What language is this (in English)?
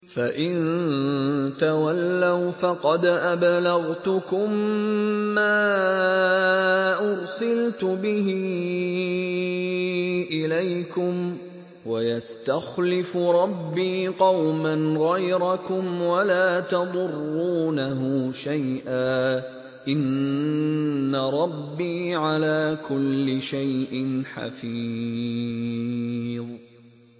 Arabic